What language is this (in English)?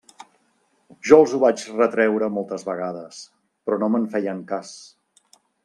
Catalan